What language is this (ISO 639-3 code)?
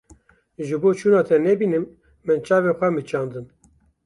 kur